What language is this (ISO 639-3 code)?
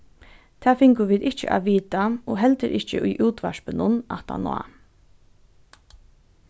fao